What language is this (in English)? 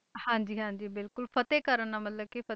Punjabi